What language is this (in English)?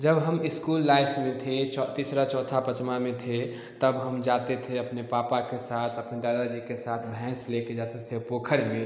Hindi